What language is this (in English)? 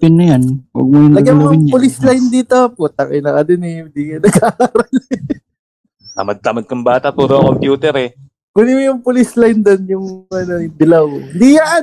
Filipino